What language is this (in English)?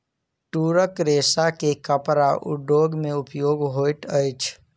Maithili